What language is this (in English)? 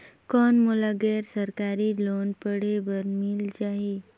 Chhattisgarhi